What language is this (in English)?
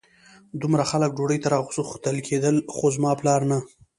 Pashto